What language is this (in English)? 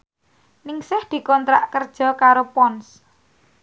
Javanese